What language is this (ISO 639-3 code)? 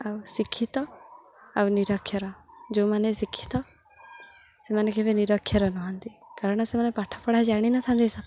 ori